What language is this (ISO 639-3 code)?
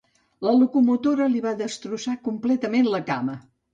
cat